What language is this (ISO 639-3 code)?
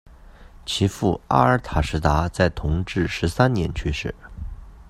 zho